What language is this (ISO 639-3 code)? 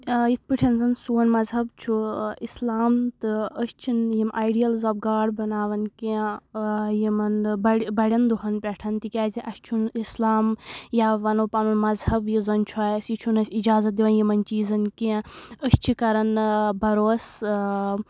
kas